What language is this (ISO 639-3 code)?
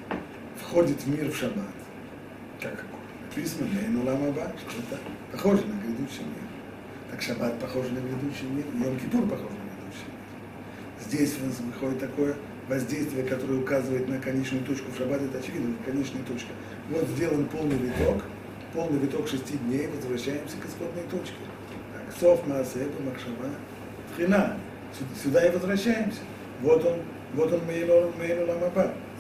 rus